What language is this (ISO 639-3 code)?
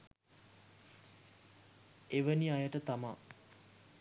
sin